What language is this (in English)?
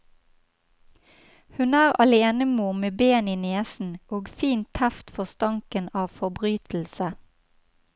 Norwegian